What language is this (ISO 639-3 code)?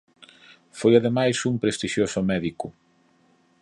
glg